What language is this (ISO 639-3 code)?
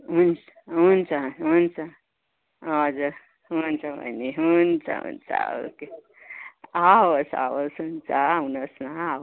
nep